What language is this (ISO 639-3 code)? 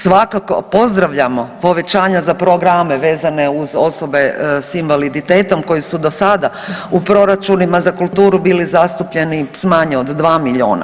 hrv